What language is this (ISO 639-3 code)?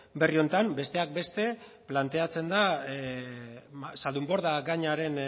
eus